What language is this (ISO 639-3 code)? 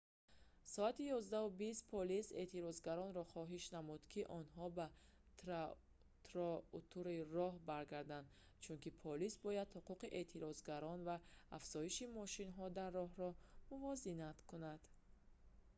tgk